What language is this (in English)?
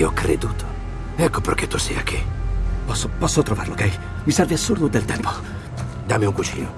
Italian